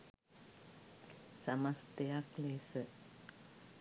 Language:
Sinhala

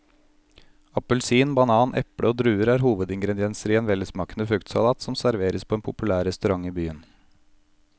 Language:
Norwegian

